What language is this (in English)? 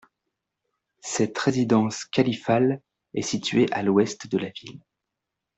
French